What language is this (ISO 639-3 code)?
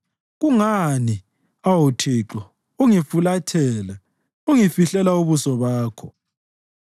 nde